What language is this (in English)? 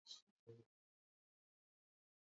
Swahili